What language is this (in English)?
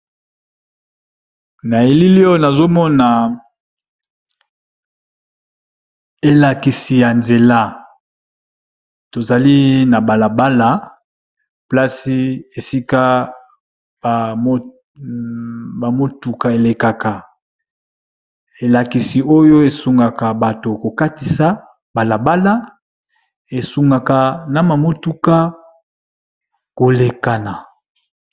Lingala